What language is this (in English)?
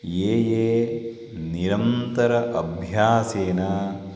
Sanskrit